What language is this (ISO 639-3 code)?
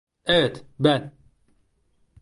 tur